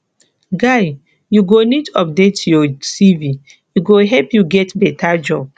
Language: Nigerian Pidgin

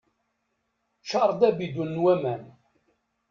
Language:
Kabyle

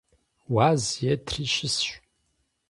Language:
Kabardian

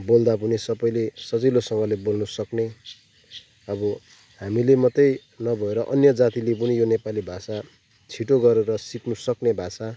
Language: Nepali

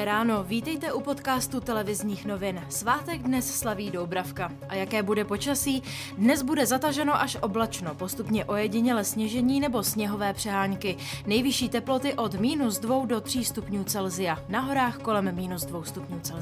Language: Czech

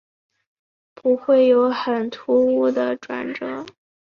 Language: Chinese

